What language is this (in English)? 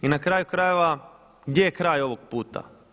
Croatian